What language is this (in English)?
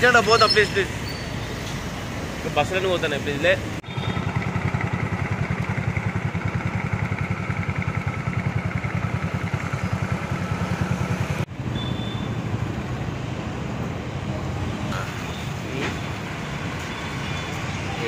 Romanian